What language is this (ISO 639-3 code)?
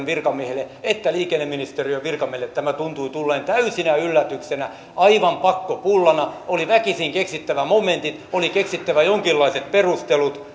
fin